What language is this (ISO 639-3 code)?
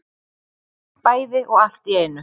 isl